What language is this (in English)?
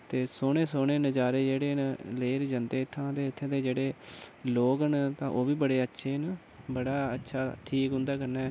Dogri